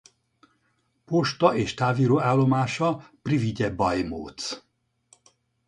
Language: Hungarian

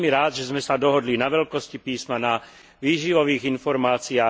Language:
Slovak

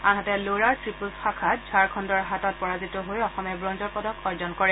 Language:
Assamese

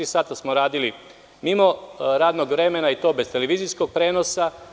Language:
Serbian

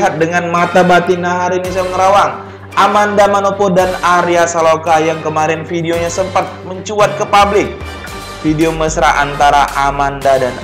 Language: Indonesian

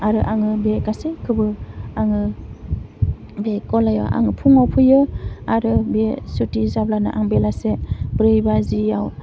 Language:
Bodo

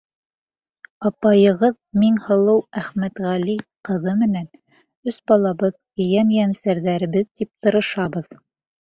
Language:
Bashkir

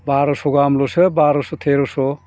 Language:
Bodo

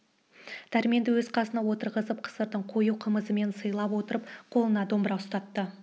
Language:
Kazakh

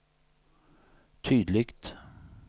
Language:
Swedish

